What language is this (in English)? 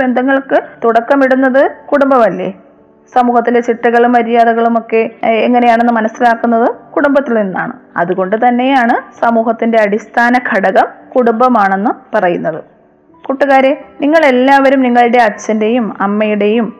Malayalam